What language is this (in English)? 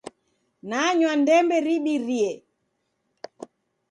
Taita